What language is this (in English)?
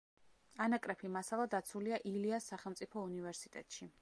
Georgian